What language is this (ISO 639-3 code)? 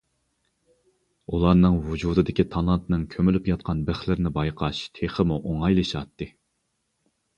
uig